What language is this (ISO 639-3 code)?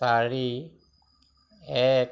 asm